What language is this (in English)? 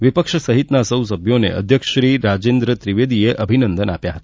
Gujarati